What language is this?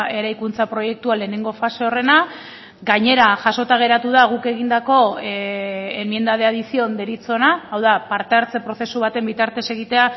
Basque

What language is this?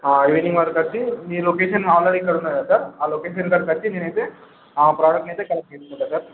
Telugu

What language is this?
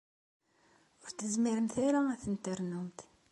Kabyle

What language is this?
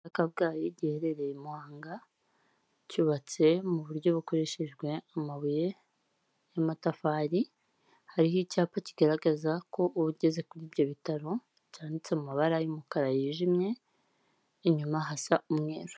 Kinyarwanda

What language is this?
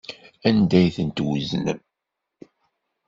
Kabyle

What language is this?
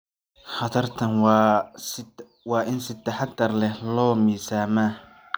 Somali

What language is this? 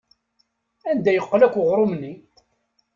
Kabyle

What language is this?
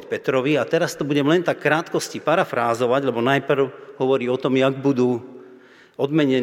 Slovak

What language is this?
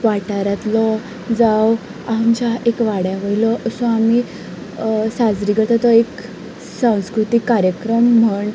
Konkani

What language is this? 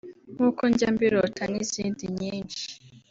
Kinyarwanda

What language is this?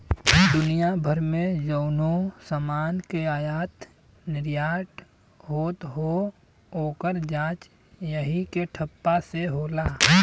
Bhojpuri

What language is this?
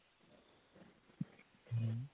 Punjabi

